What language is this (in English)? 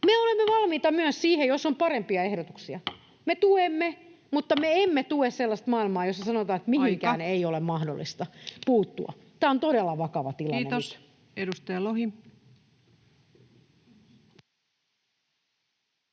Finnish